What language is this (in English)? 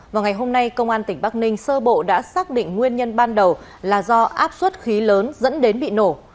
Vietnamese